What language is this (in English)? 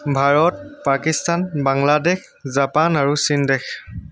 Assamese